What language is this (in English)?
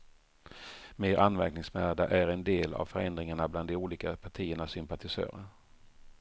Swedish